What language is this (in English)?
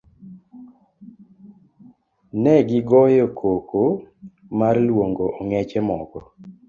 Luo (Kenya and Tanzania)